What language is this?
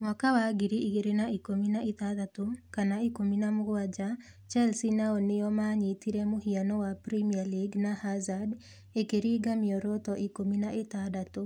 Kikuyu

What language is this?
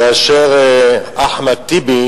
Hebrew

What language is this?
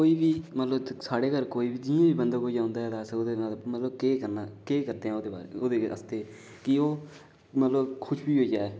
Dogri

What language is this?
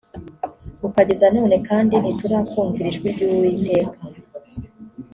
Kinyarwanda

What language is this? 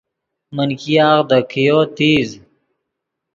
Yidgha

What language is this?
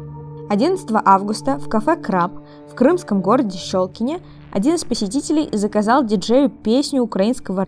Russian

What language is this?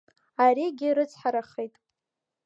Abkhazian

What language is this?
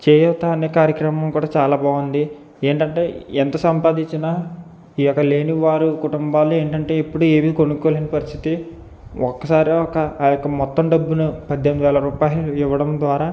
Telugu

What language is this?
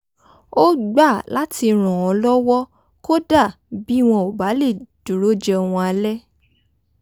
Yoruba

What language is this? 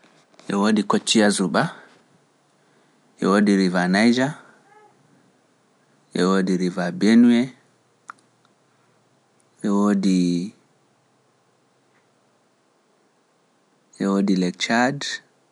Pular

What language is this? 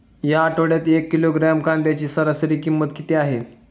Marathi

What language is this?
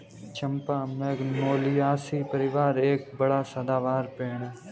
Hindi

